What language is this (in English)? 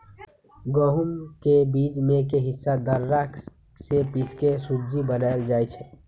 Magahi